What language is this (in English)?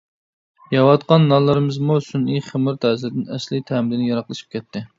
Uyghur